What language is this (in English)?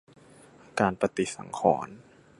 Thai